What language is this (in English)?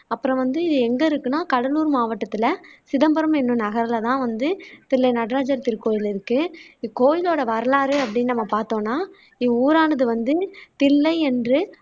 Tamil